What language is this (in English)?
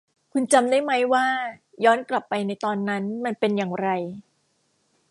Thai